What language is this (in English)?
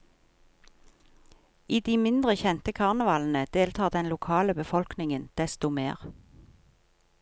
Norwegian